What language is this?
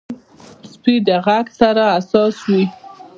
Pashto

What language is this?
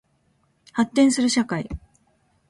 Japanese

